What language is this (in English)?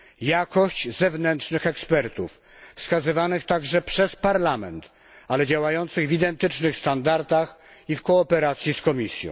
Polish